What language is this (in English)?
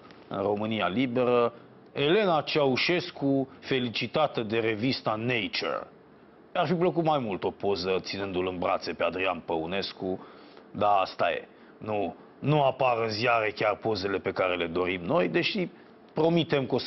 Romanian